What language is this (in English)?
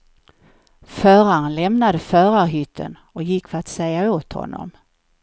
Swedish